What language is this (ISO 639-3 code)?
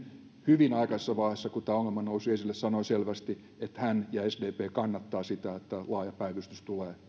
fin